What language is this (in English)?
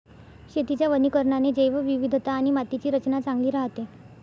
Marathi